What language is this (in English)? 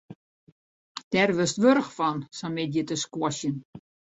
Western Frisian